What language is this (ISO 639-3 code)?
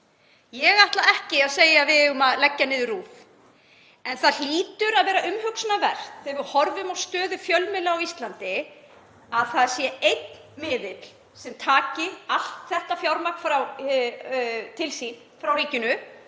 isl